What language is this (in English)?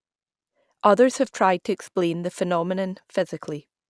English